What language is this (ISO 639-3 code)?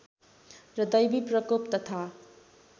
nep